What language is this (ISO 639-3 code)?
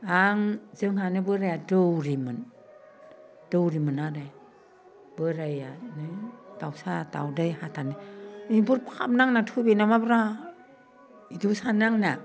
brx